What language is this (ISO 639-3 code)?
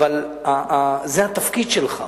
heb